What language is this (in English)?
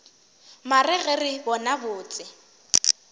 Northern Sotho